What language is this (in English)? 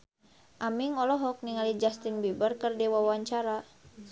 Sundanese